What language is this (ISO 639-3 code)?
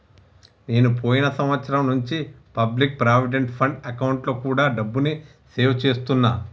tel